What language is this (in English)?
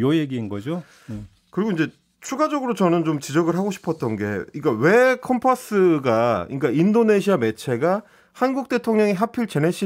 Korean